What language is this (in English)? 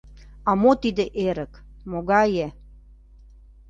Mari